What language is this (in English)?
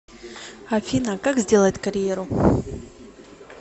Russian